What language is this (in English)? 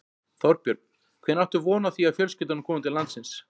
Icelandic